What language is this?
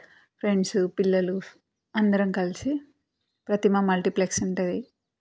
Telugu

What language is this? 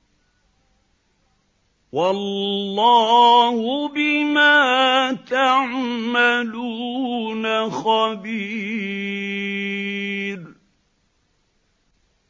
Arabic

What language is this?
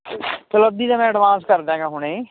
Punjabi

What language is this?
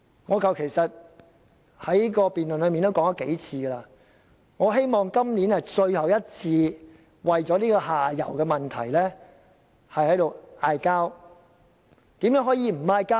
Cantonese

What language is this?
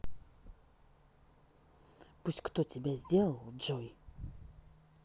Russian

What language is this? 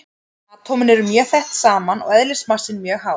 Icelandic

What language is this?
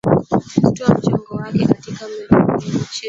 Swahili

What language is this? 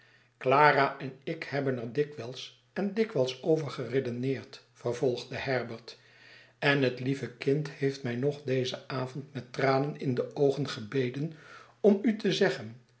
Dutch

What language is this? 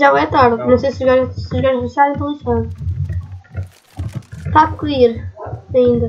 Portuguese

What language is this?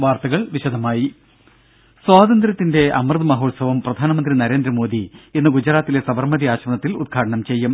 Malayalam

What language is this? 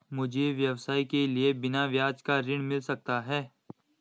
Hindi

